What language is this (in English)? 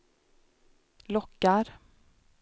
Swedish